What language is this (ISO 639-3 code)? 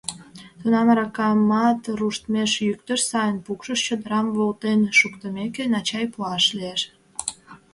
chm